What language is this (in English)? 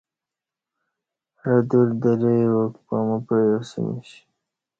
Kati